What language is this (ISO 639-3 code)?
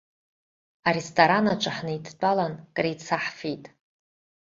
abk